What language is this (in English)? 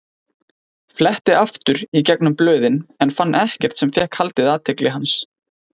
Icelandic